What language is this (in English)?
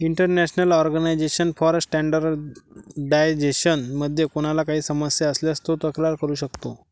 Marathi